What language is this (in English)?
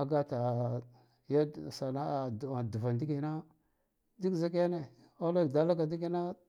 Guduf-Gava